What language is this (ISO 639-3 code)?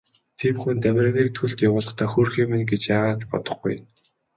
mon